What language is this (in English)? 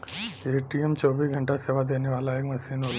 Bhojpuri